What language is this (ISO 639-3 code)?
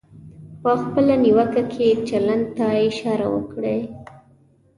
pus